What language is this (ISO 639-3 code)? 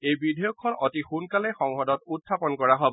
asm